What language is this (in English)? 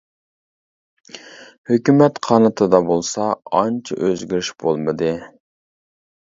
Uyghur